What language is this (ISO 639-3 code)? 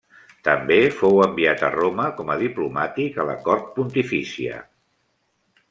cat